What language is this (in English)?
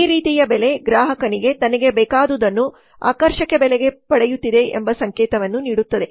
Kannada